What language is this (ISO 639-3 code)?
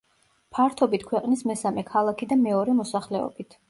kat